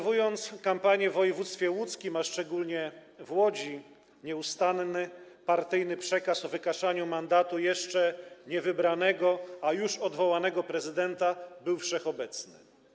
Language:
Polish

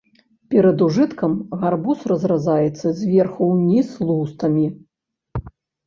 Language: Belarusian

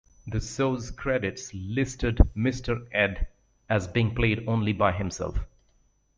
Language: English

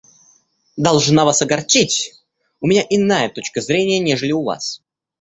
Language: Russian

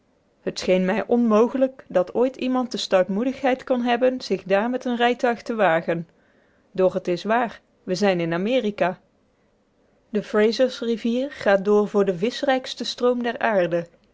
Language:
Dutch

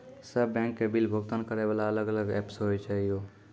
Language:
Maithili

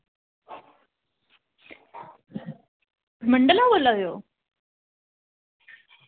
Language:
Dogri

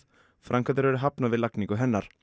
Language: Icelandic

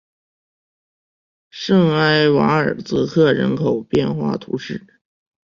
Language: Chinese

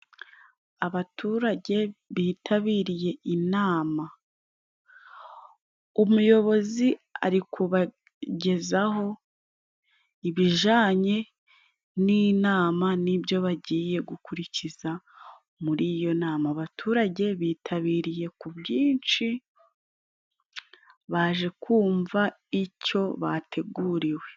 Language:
Kinyarwanda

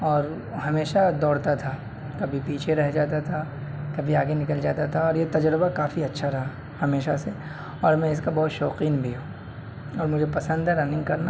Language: Urdu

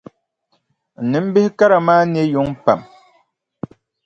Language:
Dagbani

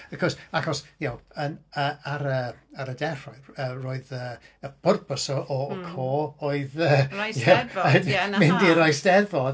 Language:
Welsh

